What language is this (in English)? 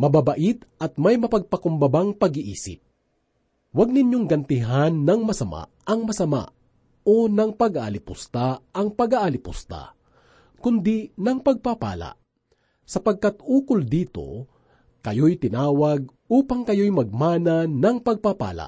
Filipino